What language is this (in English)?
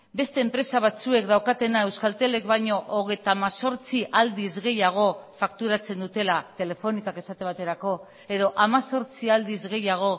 Basque